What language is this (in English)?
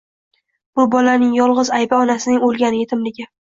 Uzbek